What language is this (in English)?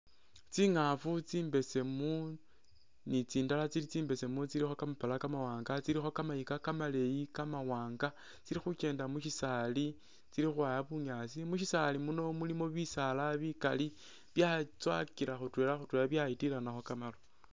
Masaaba